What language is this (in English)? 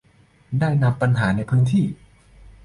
Thai